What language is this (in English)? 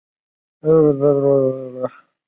Chinese